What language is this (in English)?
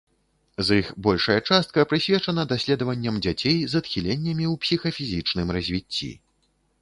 Belarusian